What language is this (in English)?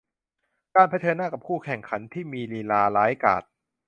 Thai